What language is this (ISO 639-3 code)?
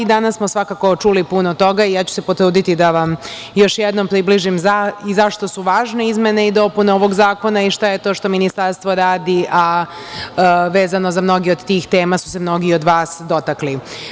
srp